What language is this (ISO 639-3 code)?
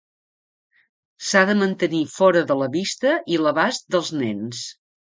cat